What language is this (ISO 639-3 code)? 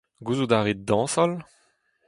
bre